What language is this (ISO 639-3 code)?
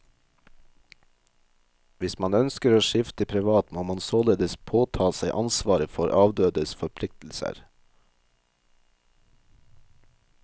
nor